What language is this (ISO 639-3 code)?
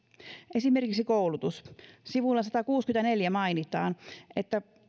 fin